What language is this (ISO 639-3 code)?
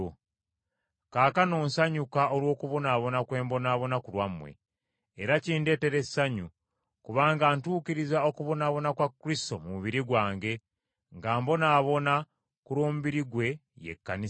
lug